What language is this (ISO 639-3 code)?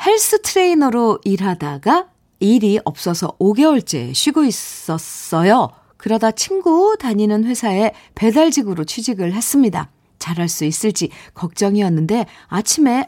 kor